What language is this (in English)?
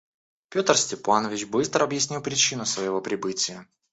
Russian